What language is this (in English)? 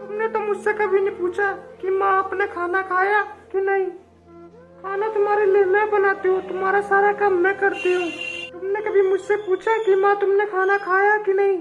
Hindi